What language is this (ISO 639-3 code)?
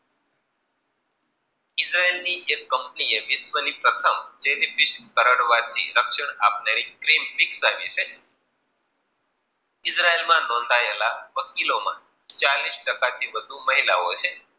guj